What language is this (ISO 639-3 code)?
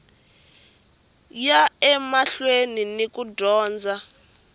tso